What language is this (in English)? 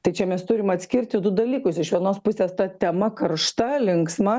Lithuanian